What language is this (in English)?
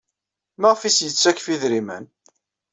Kabyle